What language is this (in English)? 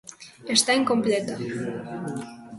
Galician